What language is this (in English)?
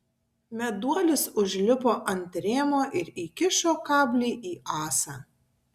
Lithuanian